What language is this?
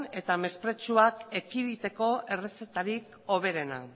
Basque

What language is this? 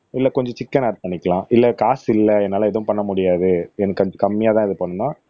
Tamil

